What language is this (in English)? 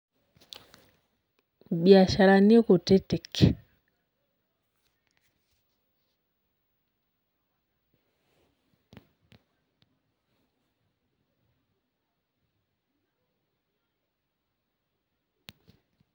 Masai